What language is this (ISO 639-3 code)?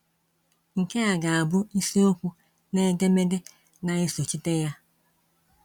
ibo